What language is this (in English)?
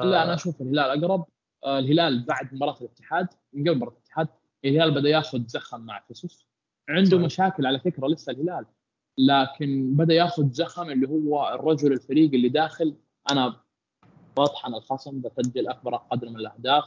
Arabic